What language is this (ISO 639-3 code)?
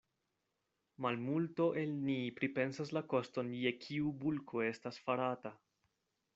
epo